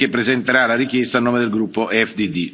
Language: Italian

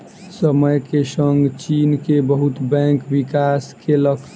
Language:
Maithili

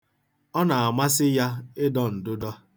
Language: Igbo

